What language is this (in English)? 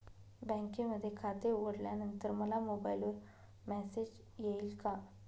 Marathi